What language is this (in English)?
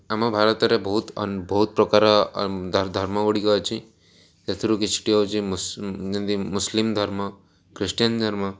Odia